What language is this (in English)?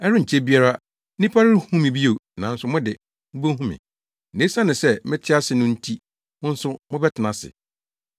Akan